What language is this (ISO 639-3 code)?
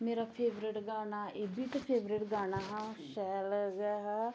doi